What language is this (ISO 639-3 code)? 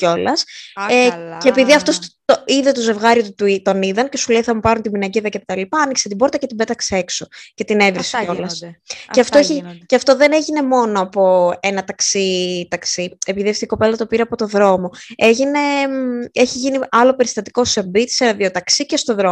ell